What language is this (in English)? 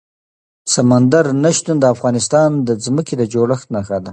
Pashto